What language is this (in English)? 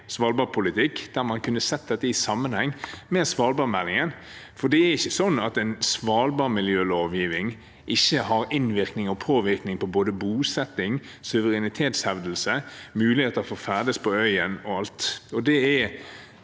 Norwegian